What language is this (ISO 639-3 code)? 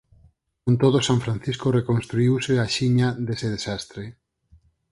glg